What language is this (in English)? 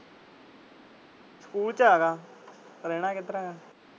Punjabi